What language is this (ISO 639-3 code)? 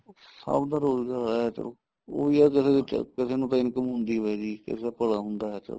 pan